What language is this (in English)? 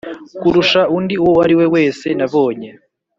Kinyarwanda